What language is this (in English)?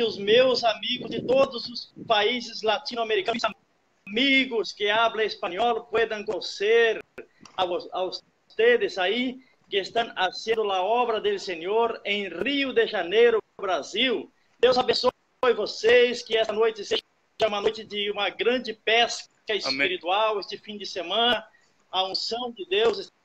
Portuguese